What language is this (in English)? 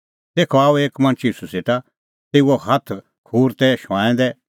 Kullu Pahari